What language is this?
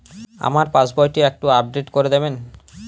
Bangla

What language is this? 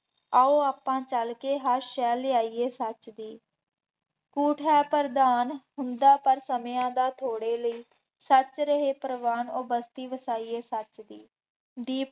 Punjabi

